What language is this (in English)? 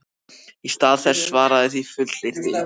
Icelandic